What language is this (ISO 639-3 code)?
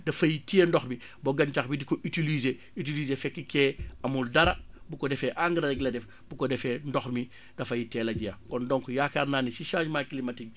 wol